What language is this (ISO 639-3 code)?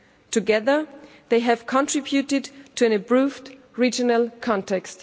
eng